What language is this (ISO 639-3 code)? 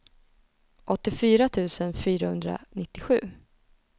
swe